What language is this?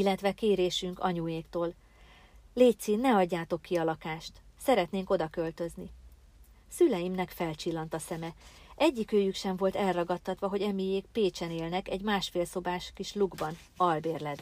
Hungarian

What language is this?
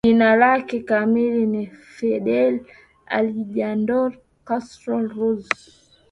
Swahili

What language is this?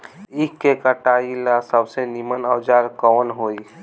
Bhojpuri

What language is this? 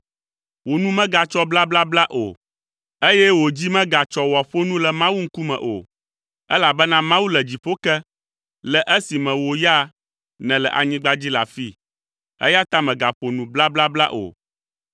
Ewe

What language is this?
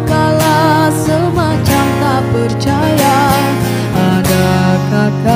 Indonesian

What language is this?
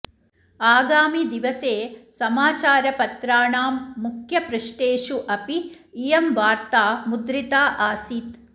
Sanskrit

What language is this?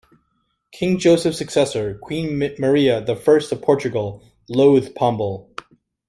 English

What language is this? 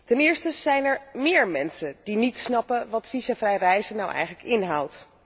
Dutch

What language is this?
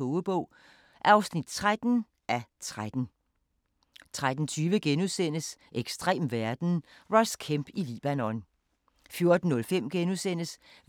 Danish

